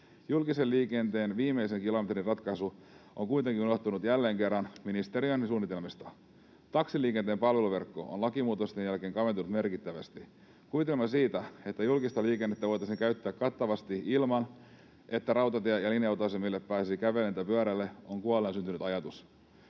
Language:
Finnish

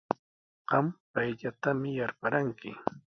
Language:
Sihuas Ancash Quechua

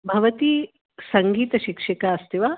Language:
Sanskrit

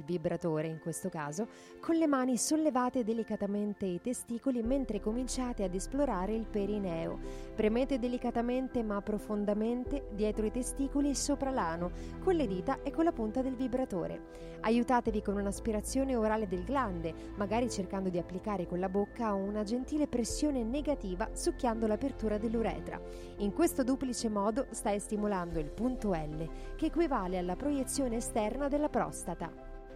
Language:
Italian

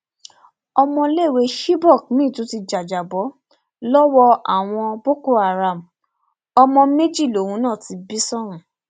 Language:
Yoruba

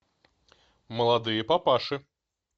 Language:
Russian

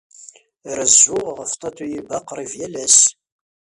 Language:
Kabyle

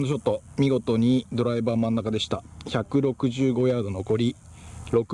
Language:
Japanese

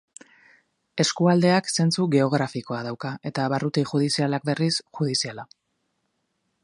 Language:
Basque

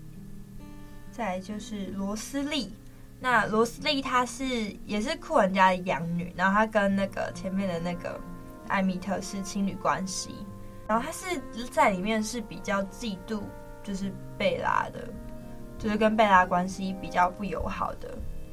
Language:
Chinese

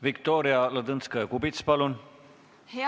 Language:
Estonian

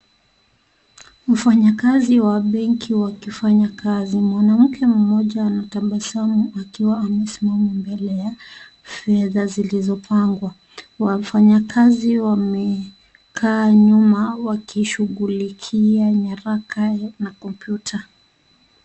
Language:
Swahili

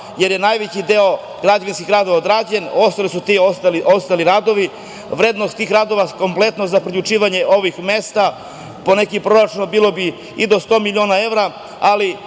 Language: Serbian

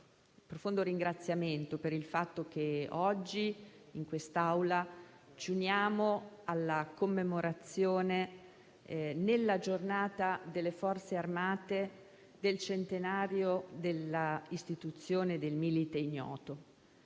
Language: Italian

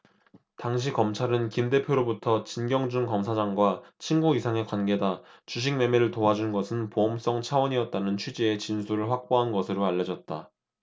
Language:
Korean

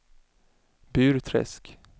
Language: Swedish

